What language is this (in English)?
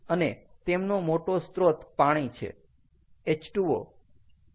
Gujarati